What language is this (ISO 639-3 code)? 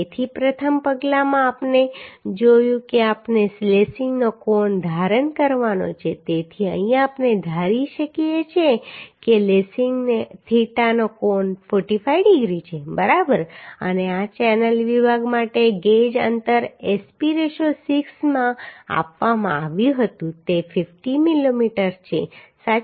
guj